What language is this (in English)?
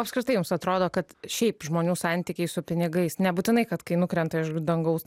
Lithuanian